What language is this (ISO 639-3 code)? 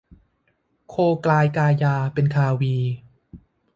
tha